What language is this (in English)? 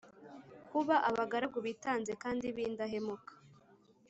Kinyarwanda